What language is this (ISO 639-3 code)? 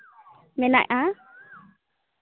sat